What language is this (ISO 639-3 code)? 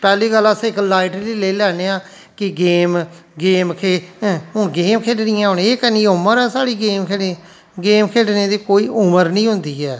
doi